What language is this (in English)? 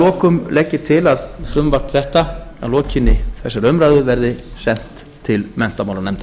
Icelandic